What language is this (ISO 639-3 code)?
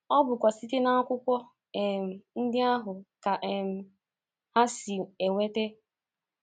ibo